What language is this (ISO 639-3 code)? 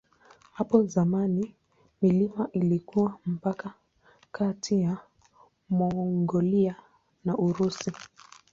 swa